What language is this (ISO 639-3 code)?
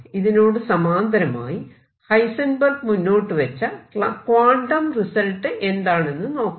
mal